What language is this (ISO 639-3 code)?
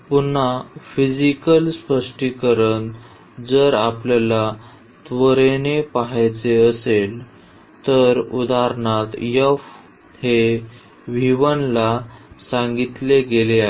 mar